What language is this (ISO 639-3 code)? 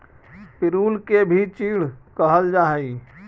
mag